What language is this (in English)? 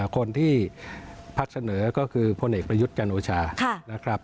Thai